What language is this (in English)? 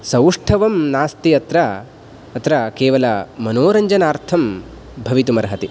Sanskrit